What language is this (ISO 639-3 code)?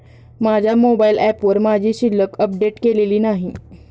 mar